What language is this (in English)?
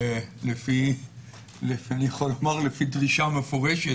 Hebrew